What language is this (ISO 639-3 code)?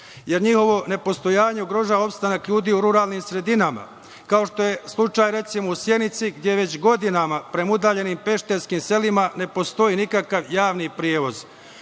srp